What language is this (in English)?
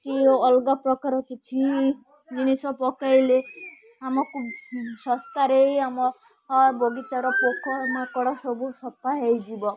Odia